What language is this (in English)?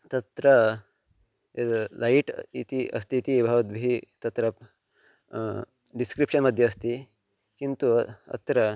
Sanskrit